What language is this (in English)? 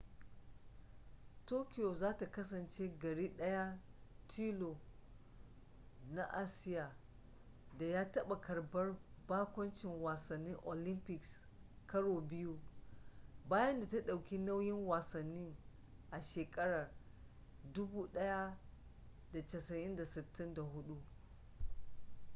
Hausa